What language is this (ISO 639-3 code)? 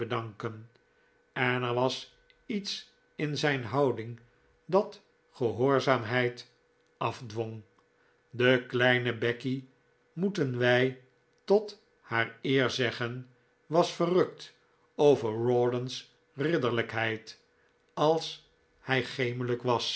nld